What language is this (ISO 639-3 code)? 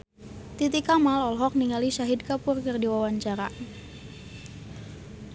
sun